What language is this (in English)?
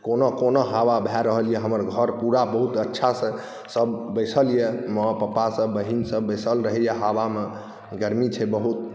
Maithili